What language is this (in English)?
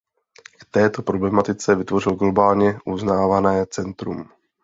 Czech